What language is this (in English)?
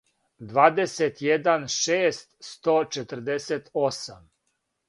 Serbian